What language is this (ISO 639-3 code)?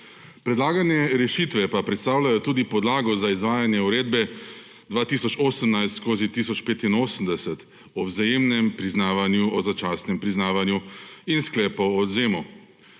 slv